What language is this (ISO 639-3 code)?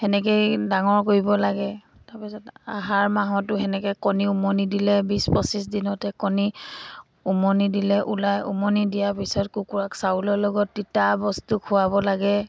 asm